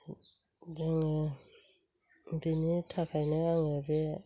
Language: Bodo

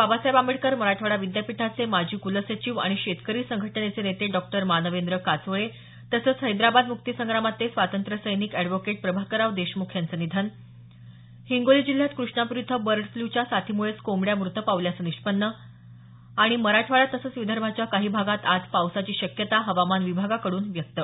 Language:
Marathi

